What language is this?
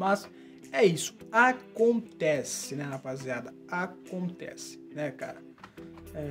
Portuguese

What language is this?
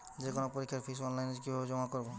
Bangla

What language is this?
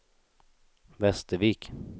Swedish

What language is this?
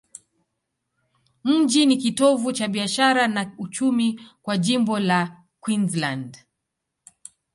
Swahili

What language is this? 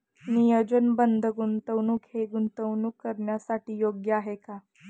Marathi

